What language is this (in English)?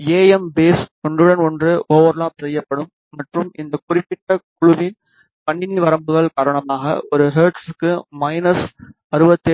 Tamil